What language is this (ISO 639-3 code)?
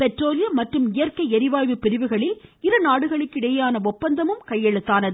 tam